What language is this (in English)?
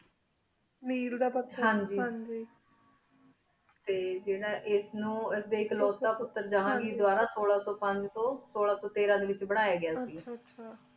Punjabi